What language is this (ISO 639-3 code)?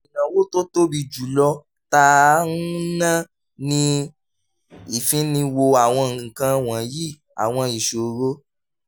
yor